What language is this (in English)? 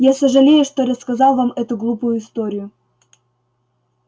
Russian